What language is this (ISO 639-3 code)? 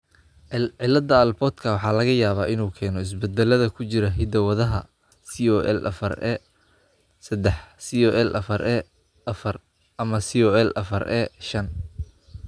som